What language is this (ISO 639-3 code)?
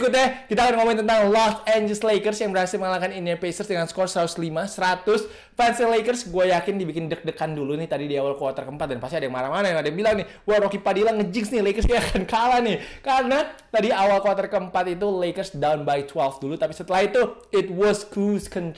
ind